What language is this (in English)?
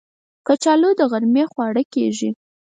Pashto